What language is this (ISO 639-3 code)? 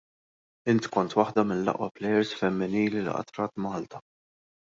mlt